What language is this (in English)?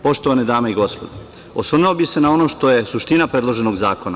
Serbian